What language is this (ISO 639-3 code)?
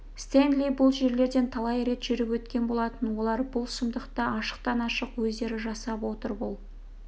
kaz